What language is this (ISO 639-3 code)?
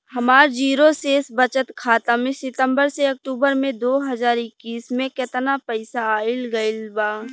bho